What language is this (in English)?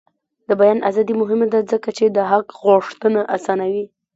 Pashto